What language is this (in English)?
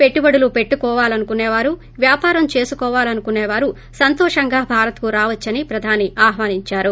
Telugu